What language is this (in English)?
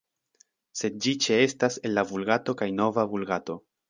Esperanto